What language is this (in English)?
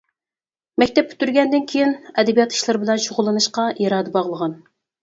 Uyghur